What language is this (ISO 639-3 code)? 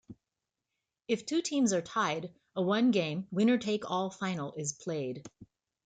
eng